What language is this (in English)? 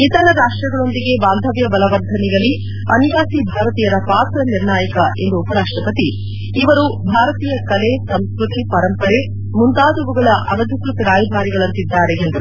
Kannada